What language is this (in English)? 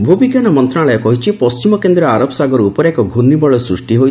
Odia